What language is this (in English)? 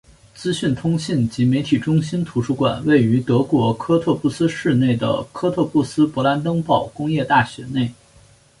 Chinese